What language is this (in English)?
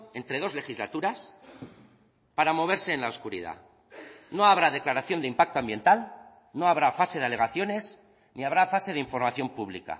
Spanish